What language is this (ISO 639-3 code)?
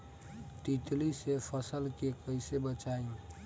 bho